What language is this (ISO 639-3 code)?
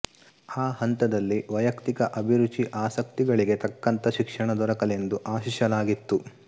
kan